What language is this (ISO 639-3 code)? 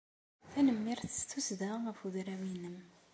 kab